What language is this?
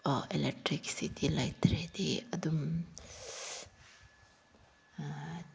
Manipuri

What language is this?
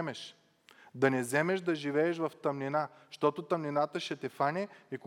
Bulgarian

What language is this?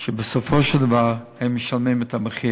Hebrew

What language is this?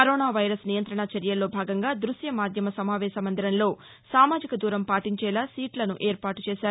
Telugu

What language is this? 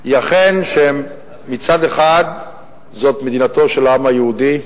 Hebrew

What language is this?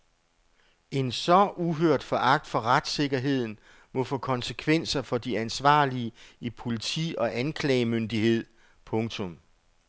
Danish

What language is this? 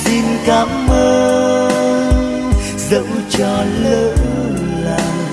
Vietnamese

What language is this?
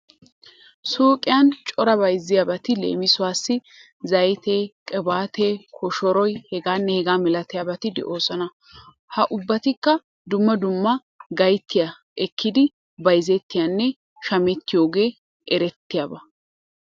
Wolaytta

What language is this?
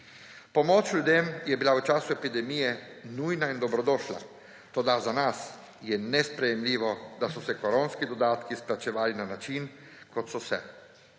Slovenian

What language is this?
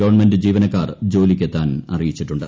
Malayalam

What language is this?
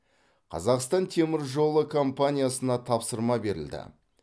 Kazakh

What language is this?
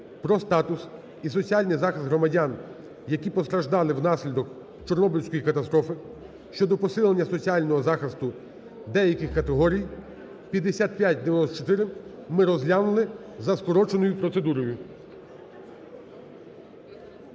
Ukrainian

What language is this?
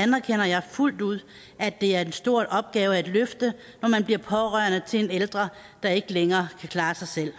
Danish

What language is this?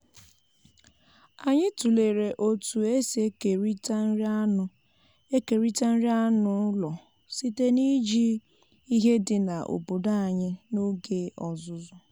Igbo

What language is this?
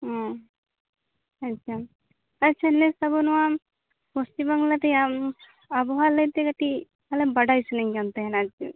Santali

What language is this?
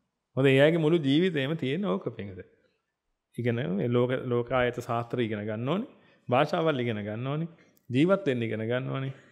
Indonesian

